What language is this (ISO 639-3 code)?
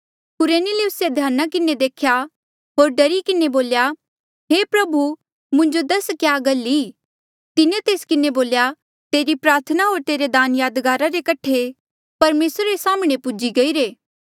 mjl